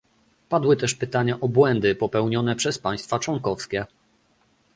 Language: Polish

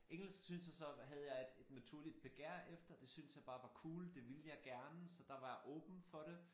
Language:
Danish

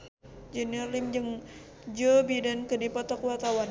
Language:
Sundanese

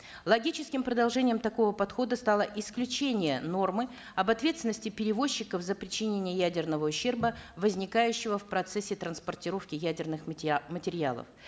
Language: Kazakh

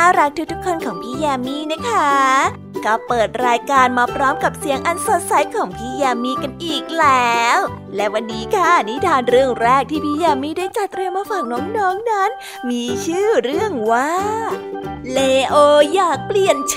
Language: Thai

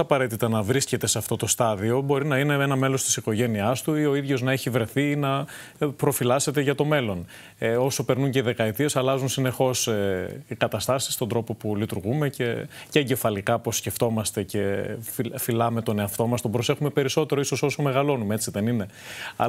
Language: Greek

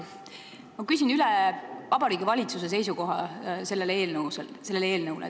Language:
Estonian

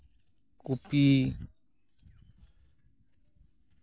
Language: Santali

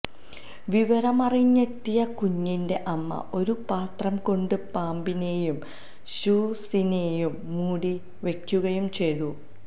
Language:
Malayalam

